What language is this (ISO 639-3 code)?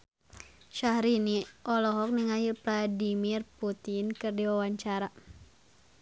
sun